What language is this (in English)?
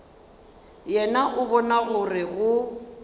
Northern Sotho